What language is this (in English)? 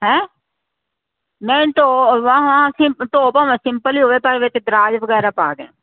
Punjabi